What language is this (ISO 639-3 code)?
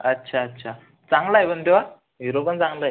mar